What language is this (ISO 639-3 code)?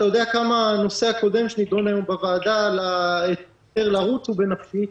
heb